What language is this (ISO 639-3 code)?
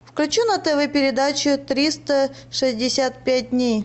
rus